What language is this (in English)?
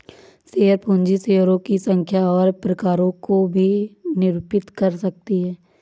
Hindi